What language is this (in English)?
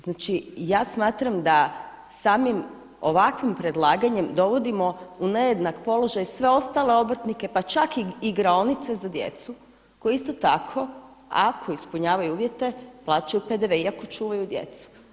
Croatian